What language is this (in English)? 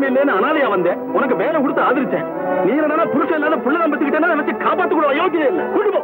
Tamil